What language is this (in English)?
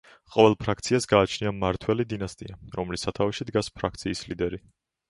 Georgian